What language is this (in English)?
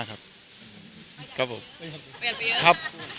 Thai